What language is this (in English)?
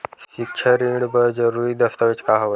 Chhattisgarhi